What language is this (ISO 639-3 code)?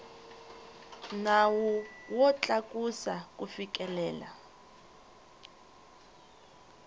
tso